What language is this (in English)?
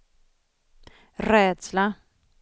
Swedish